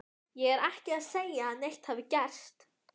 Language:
Icelandic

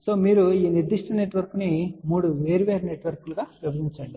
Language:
Telugu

